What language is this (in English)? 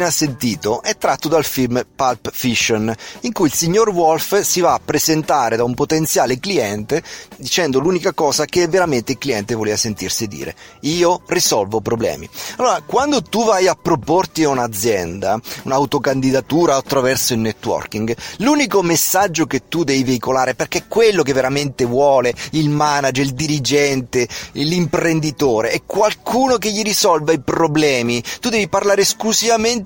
Italian